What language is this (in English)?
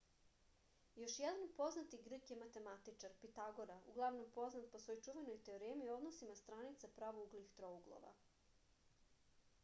Serbian